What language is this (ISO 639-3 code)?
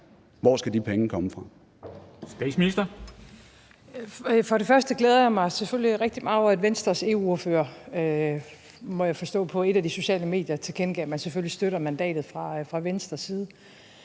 dan